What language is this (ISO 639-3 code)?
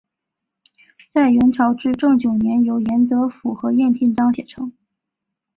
zho